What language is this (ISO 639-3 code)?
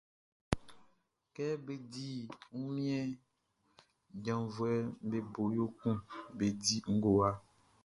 bci